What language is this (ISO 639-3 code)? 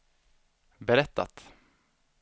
swe